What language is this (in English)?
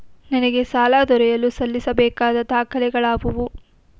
Kannada